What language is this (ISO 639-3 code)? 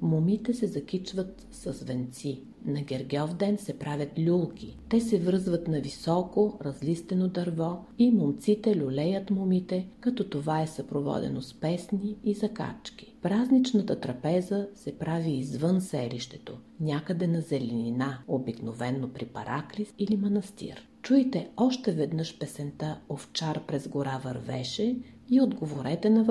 bul